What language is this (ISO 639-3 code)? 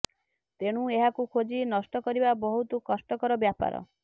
ori